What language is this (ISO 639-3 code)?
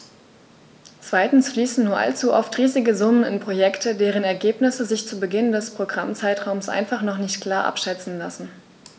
deu